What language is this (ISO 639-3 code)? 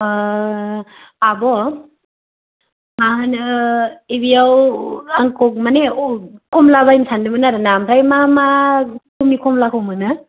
brx